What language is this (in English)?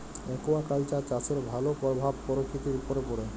Bangla